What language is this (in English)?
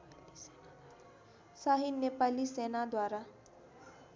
Nepali